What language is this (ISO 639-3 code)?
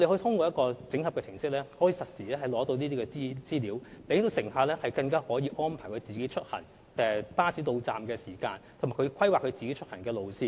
yue